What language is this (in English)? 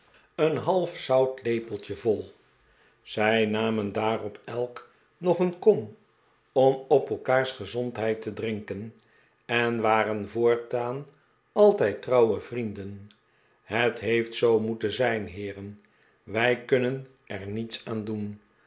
Dutch